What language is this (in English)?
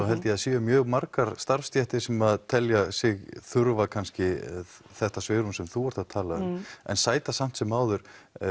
Icelandic